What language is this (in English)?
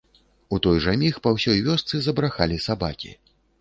Belarusian